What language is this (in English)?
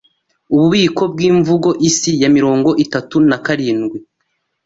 Kinyarwanda